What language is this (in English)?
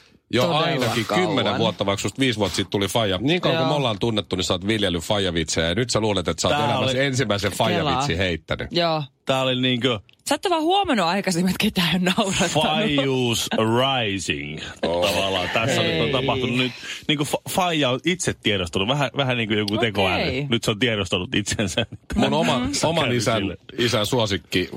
Finnish